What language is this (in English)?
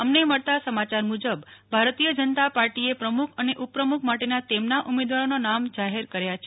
Gujarati